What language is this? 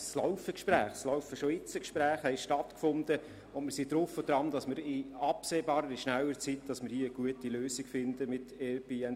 Swiss German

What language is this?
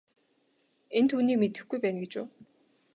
Mongolian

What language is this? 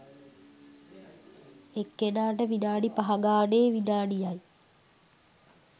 Sinhala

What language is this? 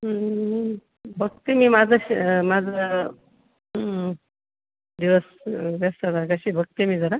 Marathi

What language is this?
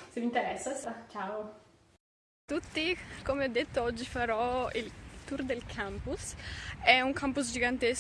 Italian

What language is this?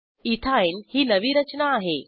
Marathi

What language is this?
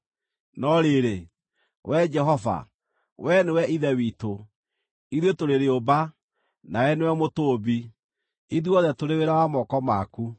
Kikuyu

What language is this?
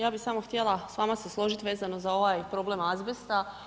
Croatian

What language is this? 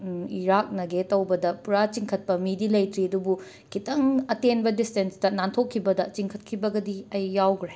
Manipuri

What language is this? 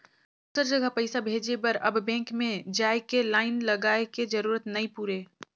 Chhattisgarhi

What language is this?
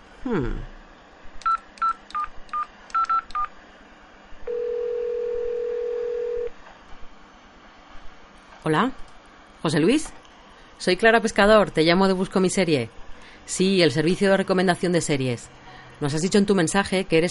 Spanish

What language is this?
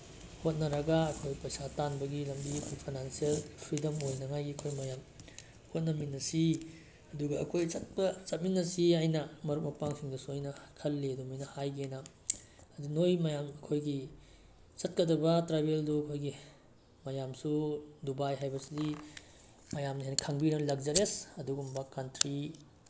Manipuri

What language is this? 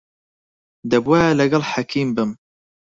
Central Kurdish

